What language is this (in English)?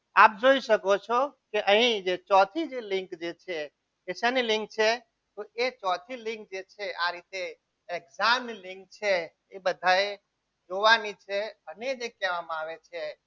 Gujarati